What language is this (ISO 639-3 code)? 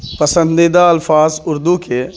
urd